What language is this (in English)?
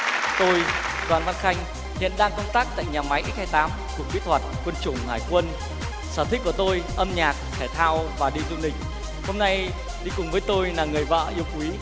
Vietnamese